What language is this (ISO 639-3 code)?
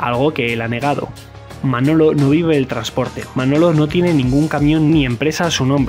spa